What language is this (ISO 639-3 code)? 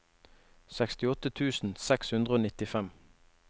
nor